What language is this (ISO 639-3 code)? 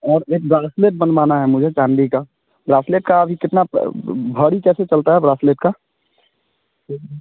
hin